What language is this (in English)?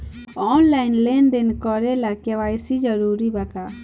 Bhojpuri